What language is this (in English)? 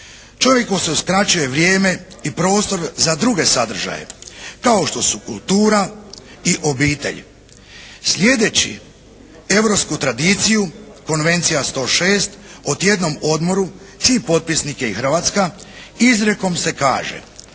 Croatian